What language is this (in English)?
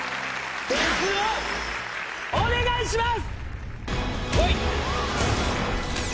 Japanese